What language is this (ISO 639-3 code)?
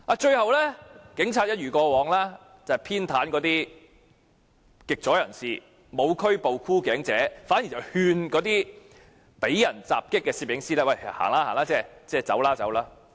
yue